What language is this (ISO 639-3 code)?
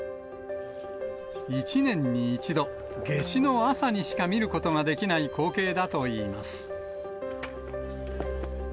jpn